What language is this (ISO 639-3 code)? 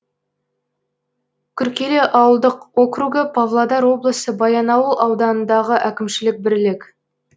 kaz